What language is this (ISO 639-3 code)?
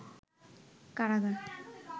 ben